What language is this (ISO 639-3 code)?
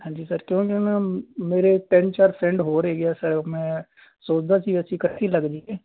pan